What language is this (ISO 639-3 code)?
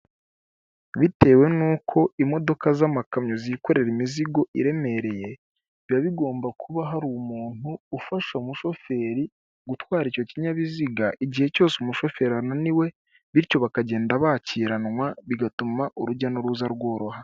kin